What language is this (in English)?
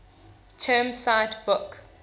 English